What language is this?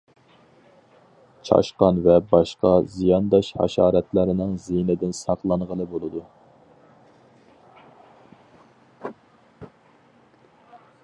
Uyghur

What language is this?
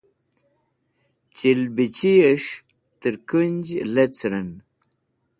Wakhi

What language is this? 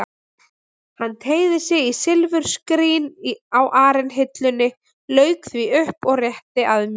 Icelandic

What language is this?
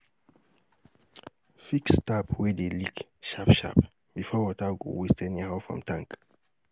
Nigerian Pidgin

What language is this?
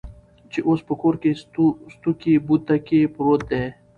Pashto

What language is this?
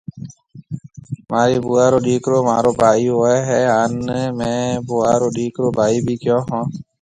Marwari (Pakistan)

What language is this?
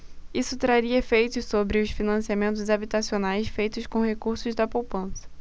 Portuguese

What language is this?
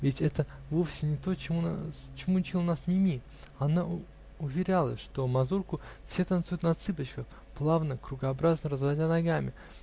Russian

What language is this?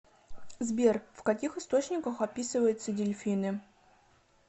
Russian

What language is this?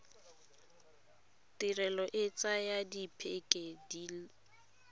Tswana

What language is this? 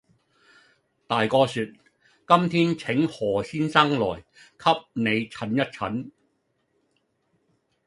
Cantonese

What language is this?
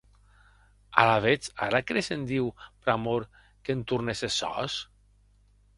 Occitan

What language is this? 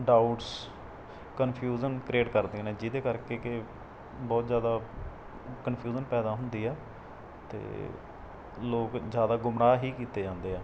Punjabi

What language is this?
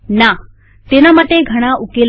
Gujarati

